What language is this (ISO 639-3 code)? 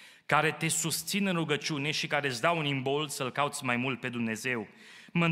ron